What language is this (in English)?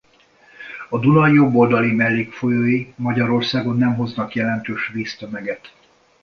Hungarian